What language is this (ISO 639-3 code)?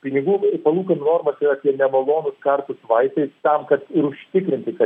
lit